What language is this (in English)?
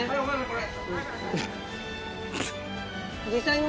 Japanese